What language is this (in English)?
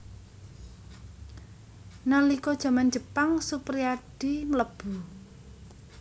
Javanese